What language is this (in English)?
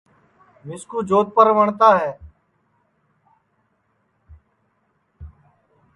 Sansi